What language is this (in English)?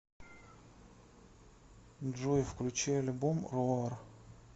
Russian